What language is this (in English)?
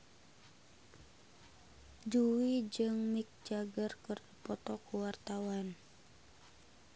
Sundanese